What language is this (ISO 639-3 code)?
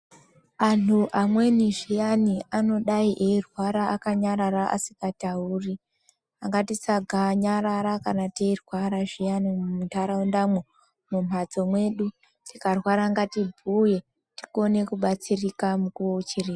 ndc